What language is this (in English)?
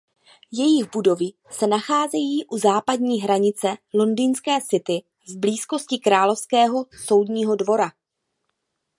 Czech